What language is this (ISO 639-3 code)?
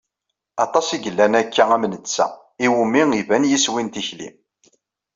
kab